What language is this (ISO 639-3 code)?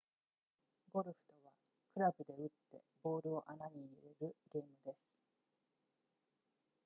jpn